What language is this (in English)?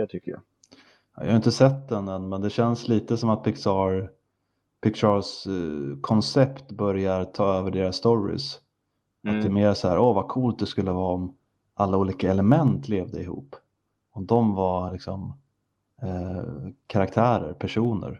Swedish